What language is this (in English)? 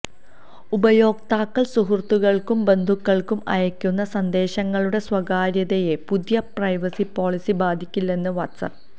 Malayalam